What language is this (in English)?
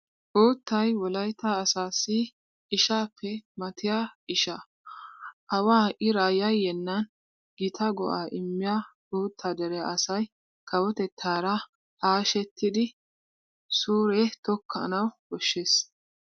Wolaytta